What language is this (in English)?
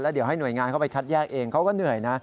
Thai